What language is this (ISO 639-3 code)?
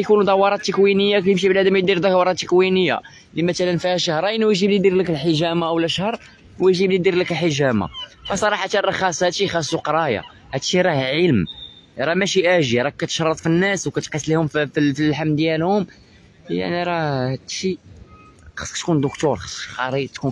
ara